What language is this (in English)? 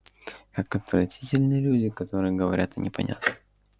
Russian